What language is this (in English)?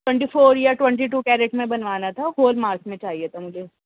Urdu